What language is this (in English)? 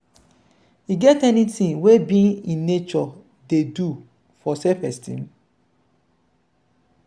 Nigerian Pidgin